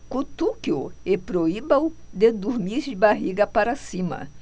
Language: Portuguese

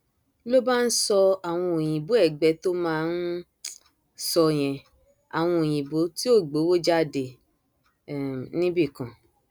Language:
Yoruba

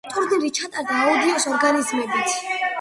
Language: Georgian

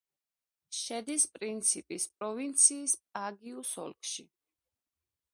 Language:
Georgian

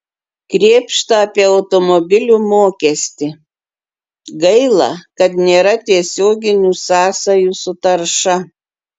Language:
Lithuanian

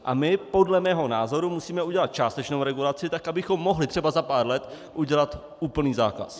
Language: Czech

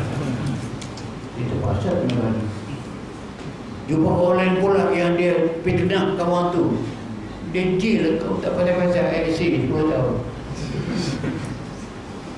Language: Malay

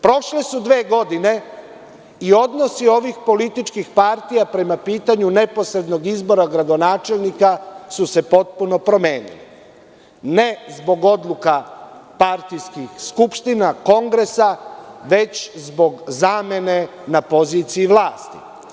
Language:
Serbian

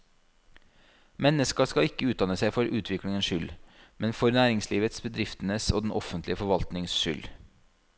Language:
Norwegian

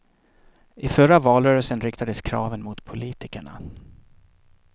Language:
Swedish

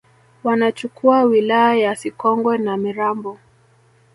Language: Swahili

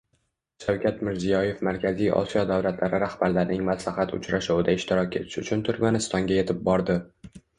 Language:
Uzbek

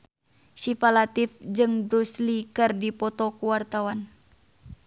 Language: Sundanese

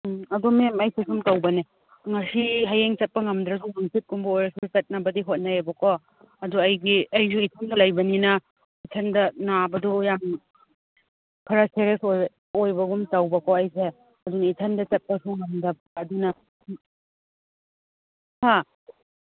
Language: Manipuri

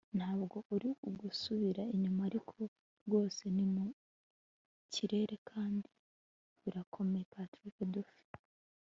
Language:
Kinyarwanda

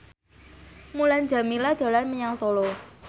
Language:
Javanese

